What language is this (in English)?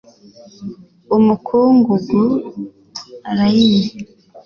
Kinyarwanda